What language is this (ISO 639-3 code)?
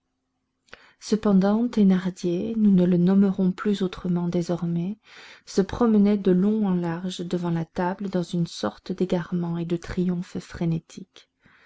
fra